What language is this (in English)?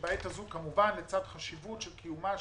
Hebrew